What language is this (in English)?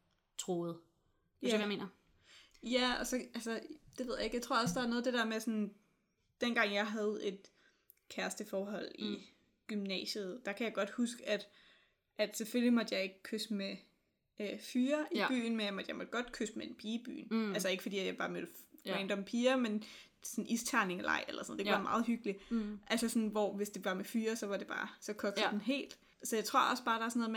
Danish